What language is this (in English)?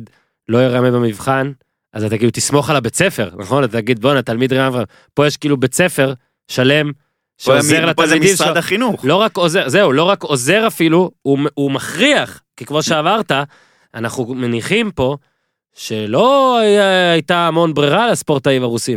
Hebrew